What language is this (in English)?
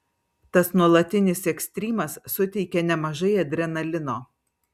Lithuanian